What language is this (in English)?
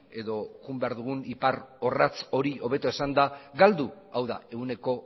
Basque